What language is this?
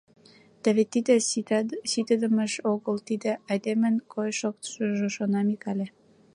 Mari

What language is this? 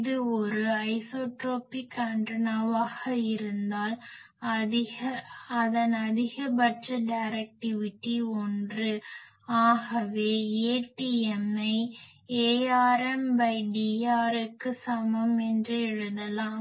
Tamil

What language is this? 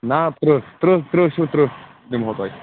Kashmiri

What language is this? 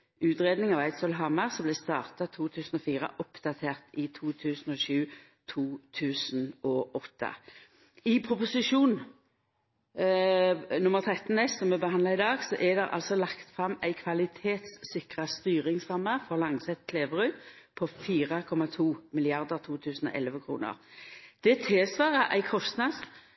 Norwegian Nynorsk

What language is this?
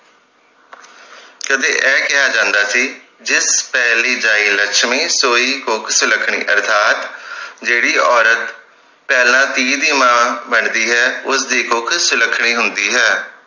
Punjabi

